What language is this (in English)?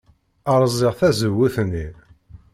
Kabyle